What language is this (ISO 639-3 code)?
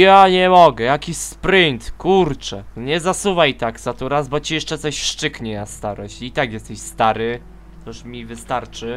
pol